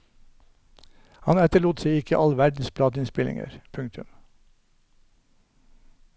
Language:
Norwegian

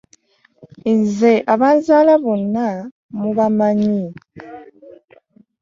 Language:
Ganda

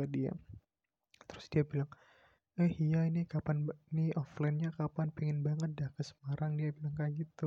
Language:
Indonesian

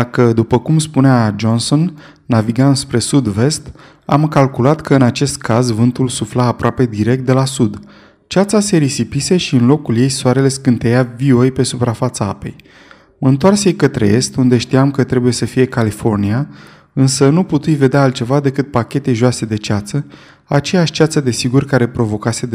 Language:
Romanian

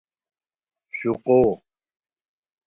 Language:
Khowar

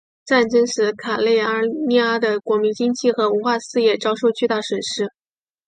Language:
Chinese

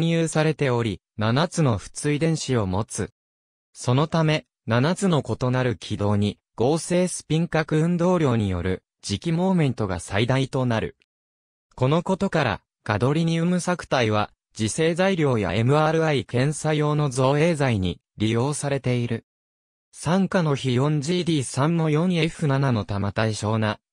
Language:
Japanese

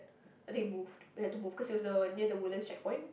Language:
English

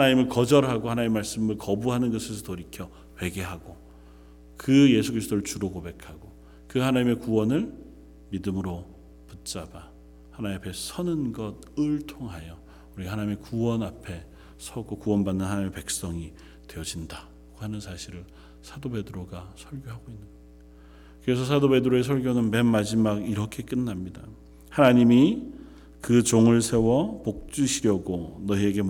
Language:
Korean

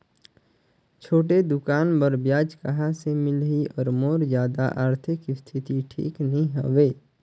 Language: Chhattisgarhi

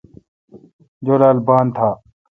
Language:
Kalkoti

